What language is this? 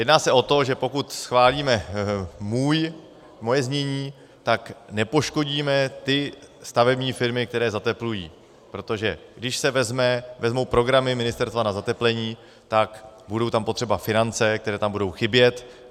Czech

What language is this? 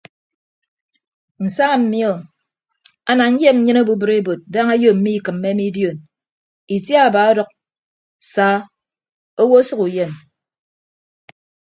Ibibio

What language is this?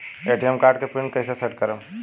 Bhojpuri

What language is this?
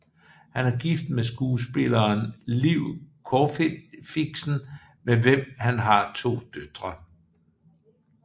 Danish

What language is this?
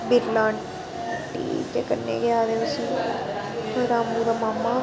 Dogri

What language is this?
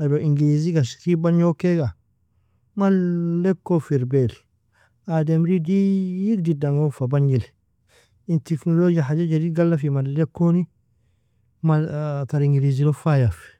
Nobiin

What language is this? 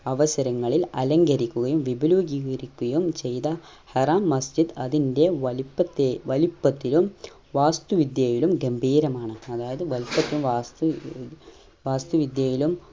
Malayalam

